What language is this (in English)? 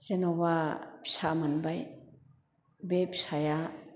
Bodo